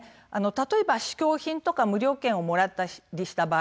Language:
Japanese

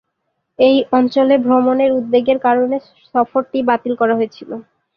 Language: Bangla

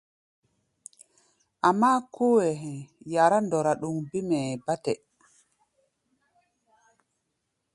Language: Gbaya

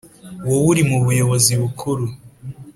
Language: Kinyarwanda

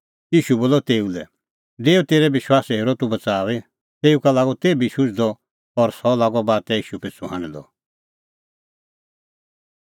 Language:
Kullu Pahari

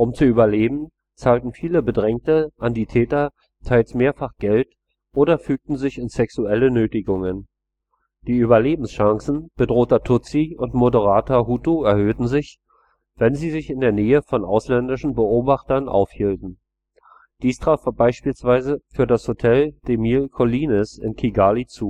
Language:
German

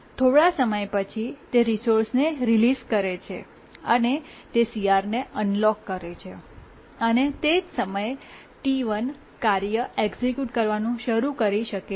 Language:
Gujarati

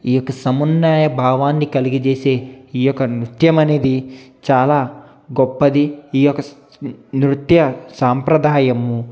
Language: Telugu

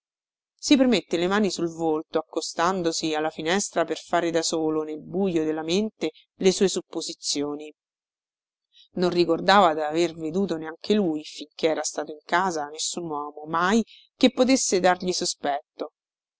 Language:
Italian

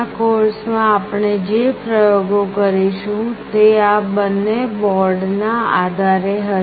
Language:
Gujarati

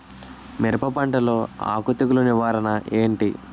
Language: Telugu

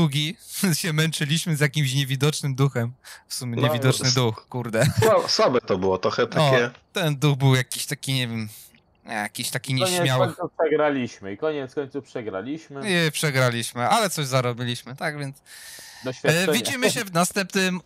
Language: Polish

